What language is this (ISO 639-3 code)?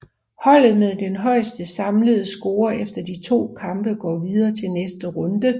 dan